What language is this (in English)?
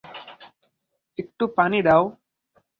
Bangla